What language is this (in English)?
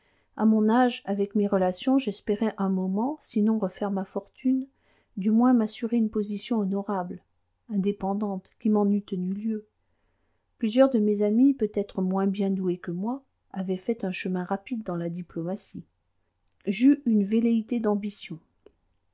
French